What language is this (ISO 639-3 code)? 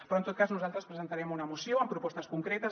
cat